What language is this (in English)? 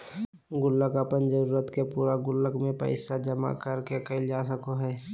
Magahi